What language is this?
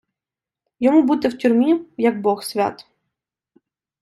Ukrainian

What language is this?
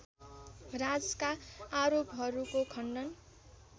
Nepali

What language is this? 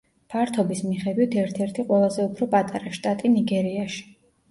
Georgian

